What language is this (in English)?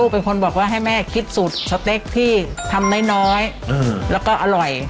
Thai